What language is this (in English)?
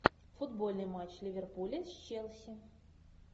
Russian